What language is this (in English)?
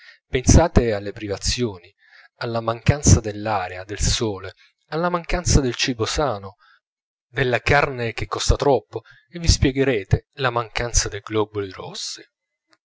Italian